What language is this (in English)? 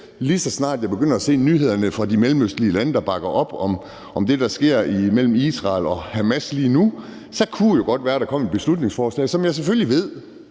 Danish